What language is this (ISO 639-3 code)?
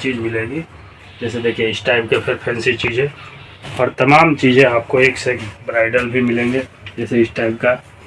hin